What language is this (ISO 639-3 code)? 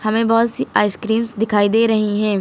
hin